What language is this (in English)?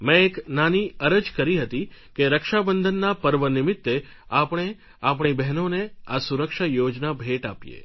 Gujarati